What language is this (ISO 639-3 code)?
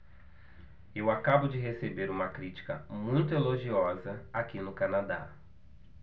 por